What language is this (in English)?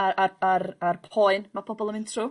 Welsh